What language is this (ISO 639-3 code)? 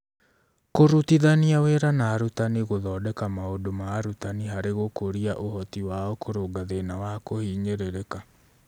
kik